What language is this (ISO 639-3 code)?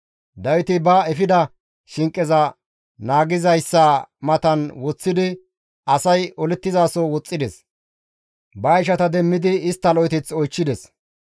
gmv